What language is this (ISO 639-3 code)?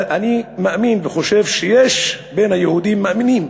heb